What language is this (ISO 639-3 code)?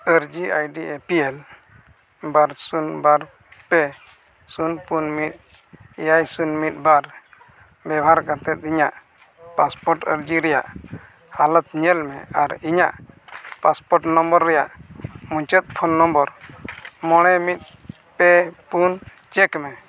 sat